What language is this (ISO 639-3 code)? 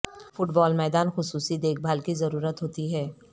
urd